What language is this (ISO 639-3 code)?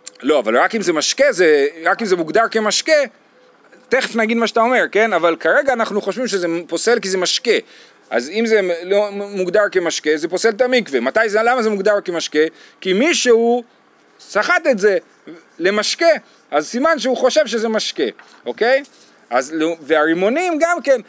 heb